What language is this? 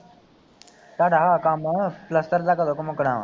Punjabi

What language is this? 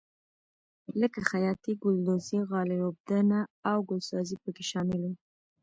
Pashto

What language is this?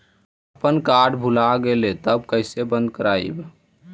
Magahi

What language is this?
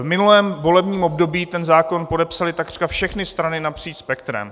Czech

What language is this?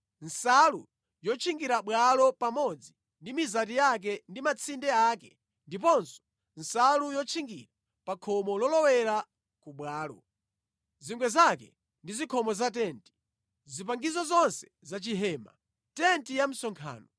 Nyanja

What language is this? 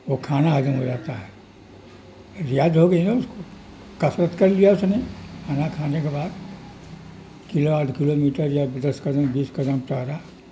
Urdu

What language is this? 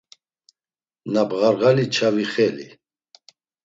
Laz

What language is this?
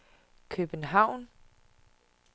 Danish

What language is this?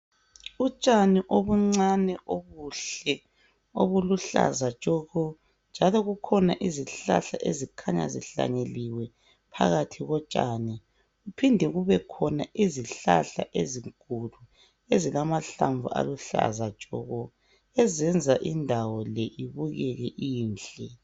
North Ndebele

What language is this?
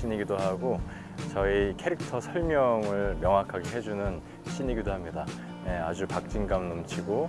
Korean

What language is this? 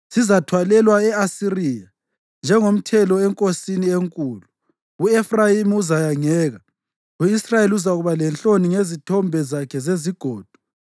North Ndebele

